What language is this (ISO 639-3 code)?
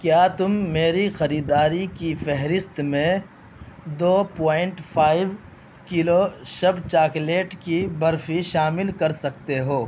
urd